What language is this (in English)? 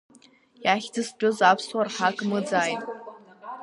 Abkhazian